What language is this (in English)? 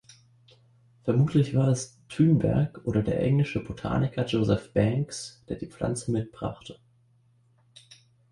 German